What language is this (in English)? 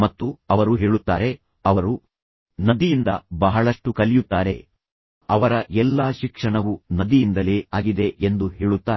Kannada